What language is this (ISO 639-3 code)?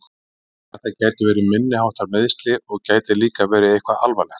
isl